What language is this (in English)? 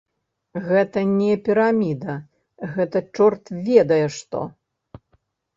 Belarusian